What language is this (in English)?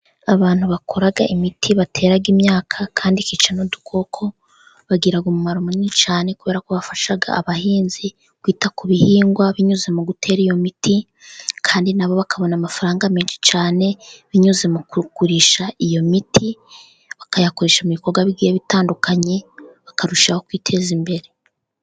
Kinyarwanda